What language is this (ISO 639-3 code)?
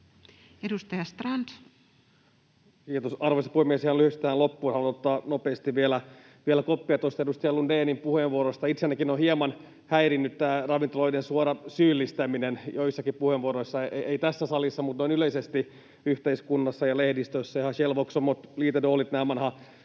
fin